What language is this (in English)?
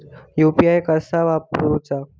Marathi